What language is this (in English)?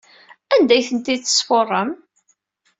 Kabyle